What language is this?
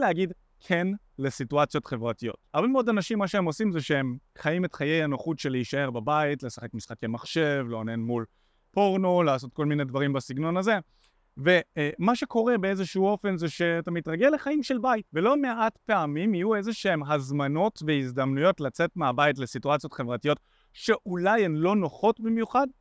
Hebrew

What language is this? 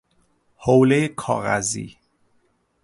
Persian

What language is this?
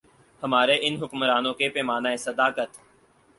Urdu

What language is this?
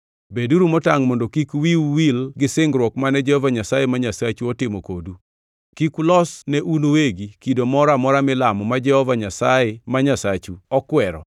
Luo (Kenya and Tanzania)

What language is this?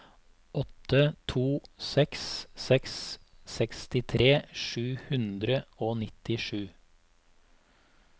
Norwegian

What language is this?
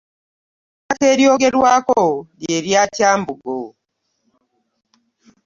Ganda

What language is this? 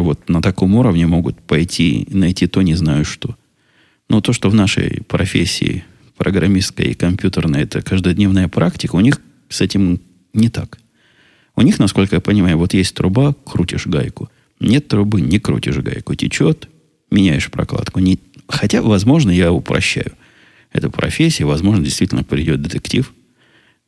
Russian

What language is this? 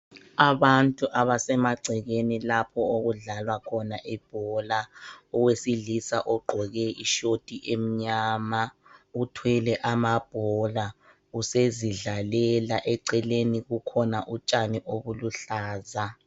North Ndebele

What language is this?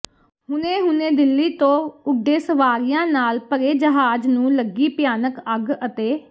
Punjabi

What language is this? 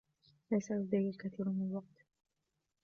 Arabic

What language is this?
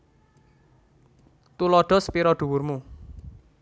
Javanese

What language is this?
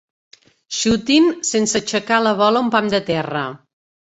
Catalan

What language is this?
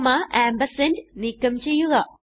Malayalam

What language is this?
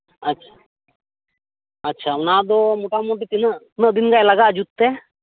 Santali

